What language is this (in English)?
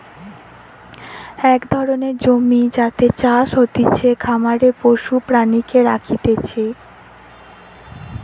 Bangla